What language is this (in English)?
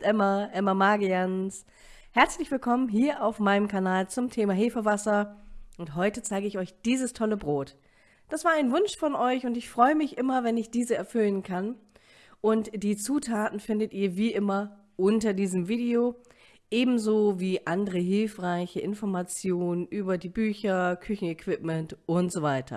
German